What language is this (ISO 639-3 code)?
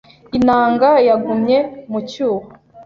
kin